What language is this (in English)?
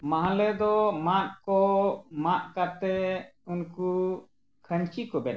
Santali